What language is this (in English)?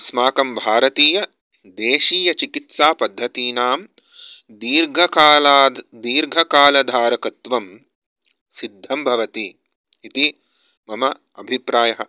Sanskrit